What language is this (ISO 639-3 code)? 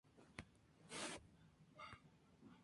spa